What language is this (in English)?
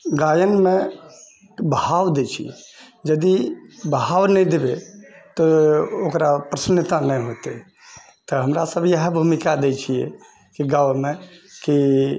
Maithili